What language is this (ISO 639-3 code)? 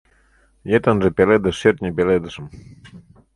chm